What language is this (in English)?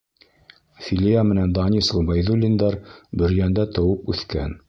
Bashkir